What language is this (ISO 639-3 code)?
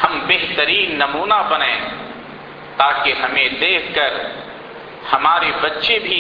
urd